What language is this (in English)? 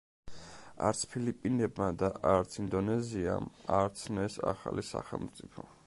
Georgian